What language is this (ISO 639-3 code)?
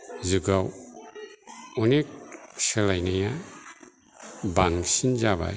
brx